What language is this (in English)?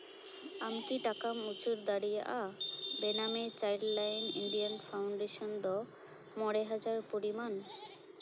Santali